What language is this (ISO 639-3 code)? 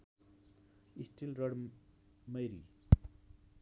nep